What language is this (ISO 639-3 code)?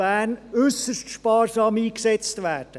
gsw